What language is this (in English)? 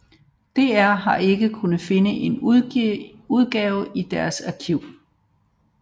Danish